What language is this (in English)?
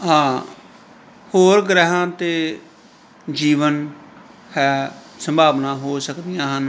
Punjabi